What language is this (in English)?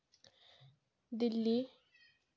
Santali